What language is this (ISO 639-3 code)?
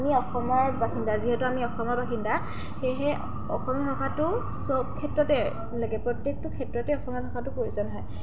asm